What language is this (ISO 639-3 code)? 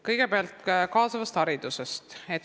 est